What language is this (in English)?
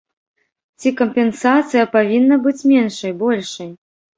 Belarusian